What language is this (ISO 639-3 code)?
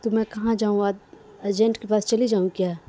urd